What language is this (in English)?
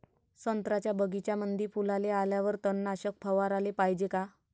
Marathi